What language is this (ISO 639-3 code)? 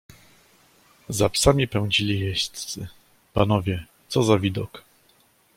pol